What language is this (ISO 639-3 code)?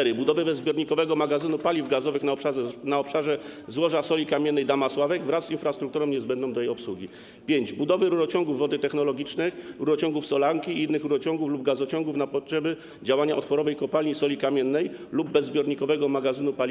pol